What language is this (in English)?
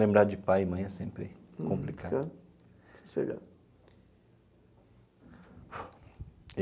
Portuguese